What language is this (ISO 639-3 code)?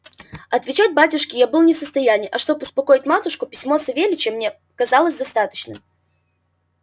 rus